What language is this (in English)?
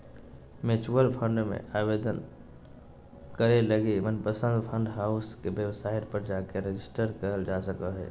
Magahi